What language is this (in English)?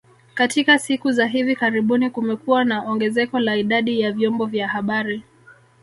Swahili